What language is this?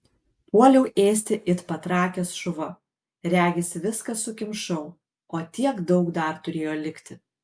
Lithuanian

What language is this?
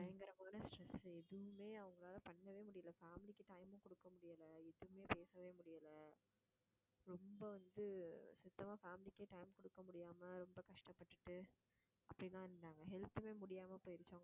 Tamil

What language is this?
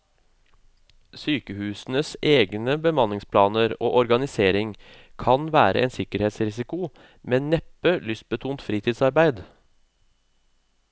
Norwegian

